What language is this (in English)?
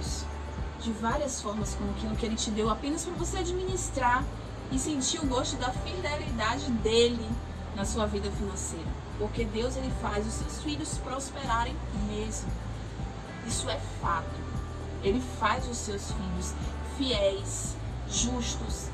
Portuguese